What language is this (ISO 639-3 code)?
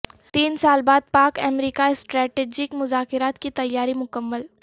urd